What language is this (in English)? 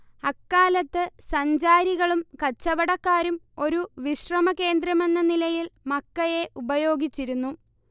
Malayalam